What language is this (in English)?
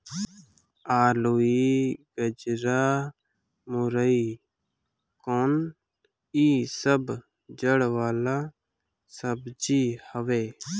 Bhojpuri